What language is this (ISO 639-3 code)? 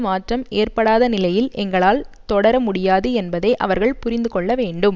tam